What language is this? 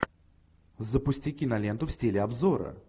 Russian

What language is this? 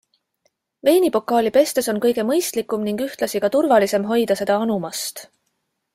Estonian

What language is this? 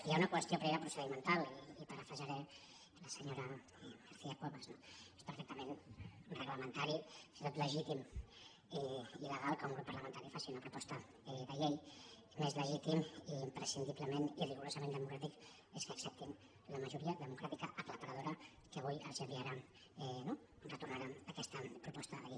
Catalan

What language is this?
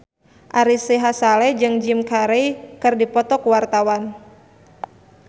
Sundanese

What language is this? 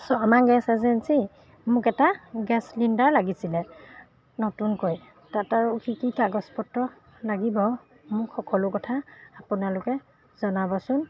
Assamese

